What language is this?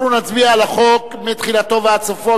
Hebrew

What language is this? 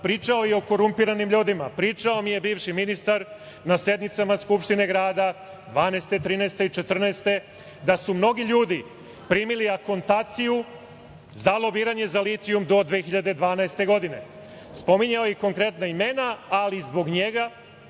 Serbian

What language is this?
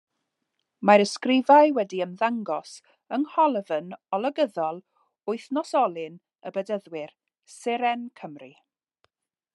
Welsh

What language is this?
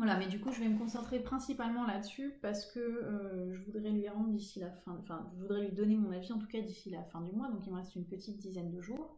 French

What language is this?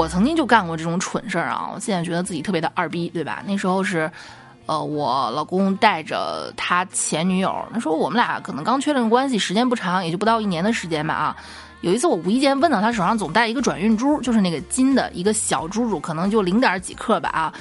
Chinese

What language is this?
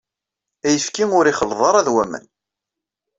Kabyle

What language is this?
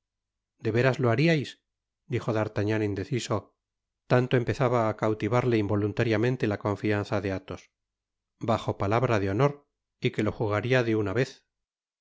Spanish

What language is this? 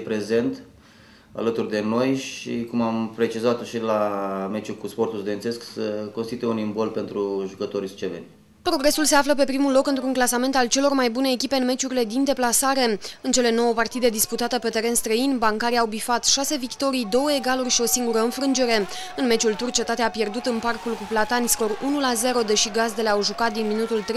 Romanian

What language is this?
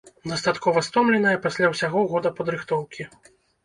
Belarusian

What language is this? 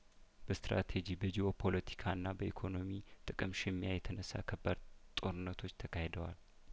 Amharic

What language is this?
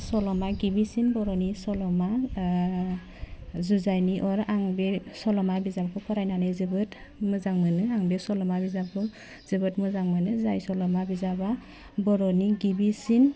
Bodo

